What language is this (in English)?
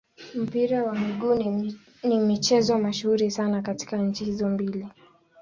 Swahili